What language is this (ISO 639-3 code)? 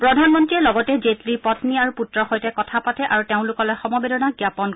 asm